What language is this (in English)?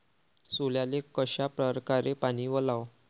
Marathi